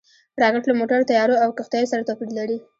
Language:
Pashto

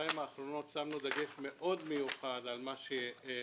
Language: Hebrew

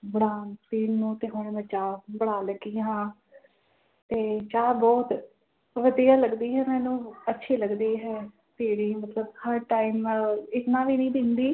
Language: Punjabi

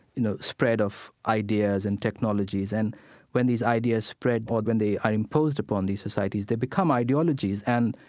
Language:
English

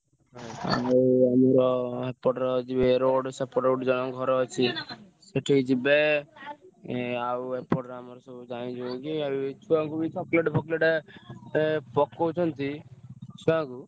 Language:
Odia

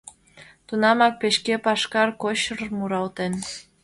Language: Mari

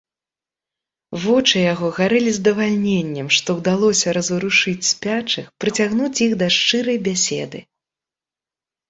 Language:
Belarusian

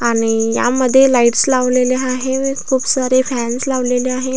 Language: Marathi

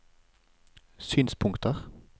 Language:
Norwegian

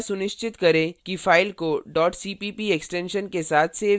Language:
Hindi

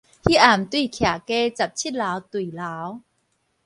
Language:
Min Nan Chinese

